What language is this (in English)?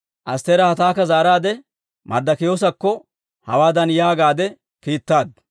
Dawro